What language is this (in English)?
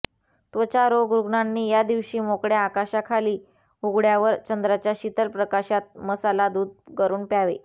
Marathi